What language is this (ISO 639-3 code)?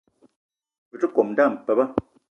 eto